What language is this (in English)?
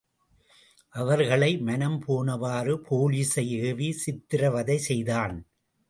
Tamil